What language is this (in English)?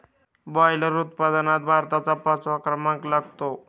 Marathi